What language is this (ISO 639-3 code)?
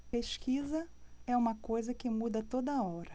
por